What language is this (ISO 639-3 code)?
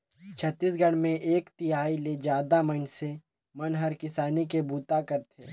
hne